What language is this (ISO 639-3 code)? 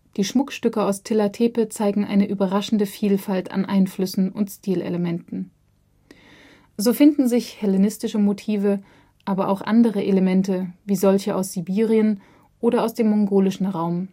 deu